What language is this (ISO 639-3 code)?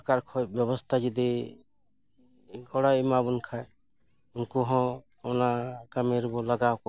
sat